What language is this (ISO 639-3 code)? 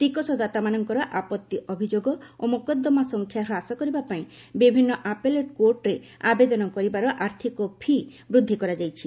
ori